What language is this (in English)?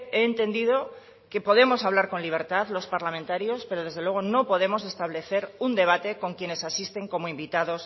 Spanish